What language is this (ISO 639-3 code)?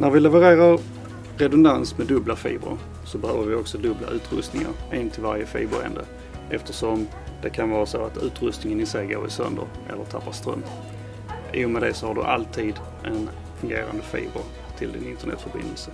swe